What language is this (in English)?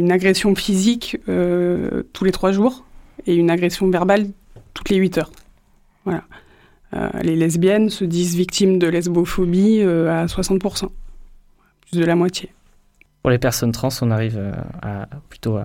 French